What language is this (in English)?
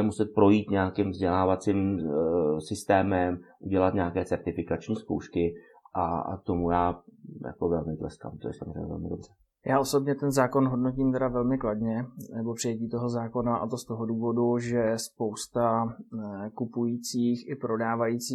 Czech